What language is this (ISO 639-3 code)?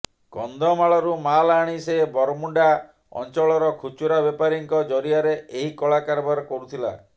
ori